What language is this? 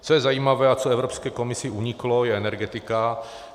Czech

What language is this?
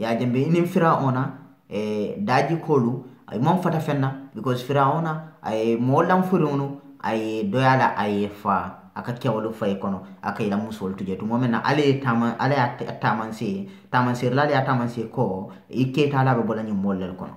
Indonesian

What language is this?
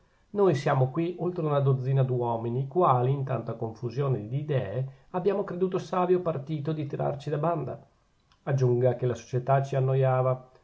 Italian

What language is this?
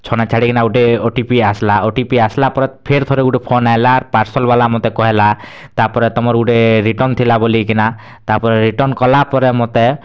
Odia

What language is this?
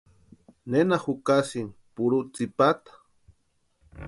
Western Highland Purepecha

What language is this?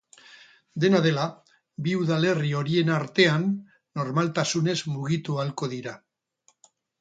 Basque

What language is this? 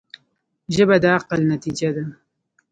Pashto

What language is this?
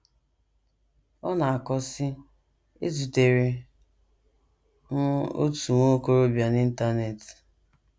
Igbo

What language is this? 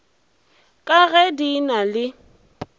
Northern Sotho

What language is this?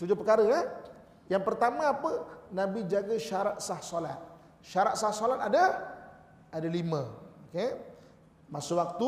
Malay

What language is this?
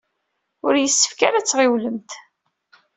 Kabyle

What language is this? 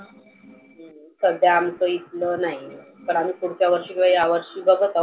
Marathi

